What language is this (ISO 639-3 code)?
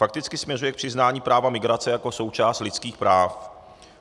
ces